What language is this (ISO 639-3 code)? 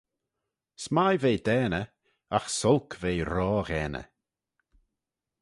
glv